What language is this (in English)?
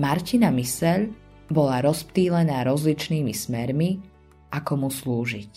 Slovak